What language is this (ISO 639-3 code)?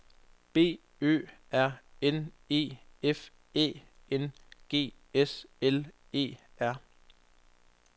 dan